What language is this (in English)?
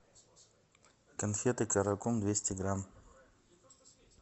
Russian